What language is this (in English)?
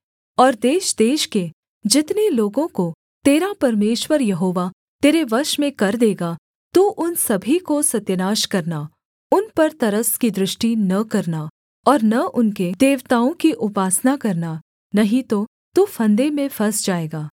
Hindi